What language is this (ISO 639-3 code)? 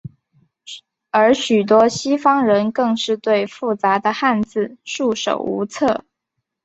zho